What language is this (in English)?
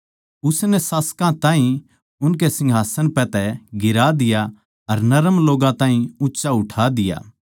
Haryanvi